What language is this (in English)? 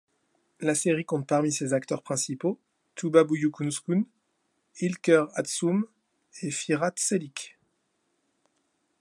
French